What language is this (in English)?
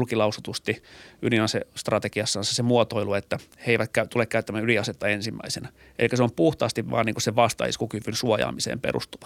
Finnish